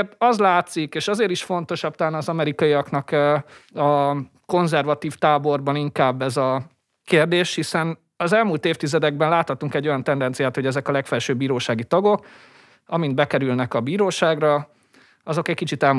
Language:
Hungarian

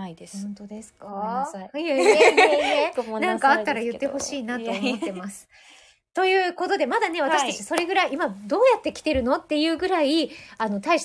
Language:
Japanese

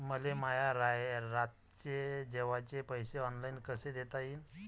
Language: Marathi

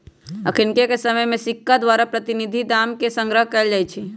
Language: Magahi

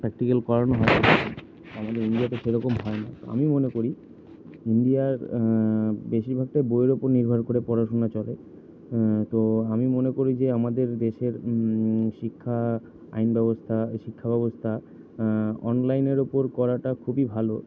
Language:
Bangla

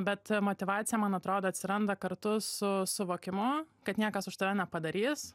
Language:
Lithuanian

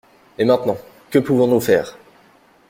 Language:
French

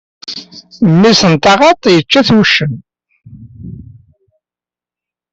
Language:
Kabyle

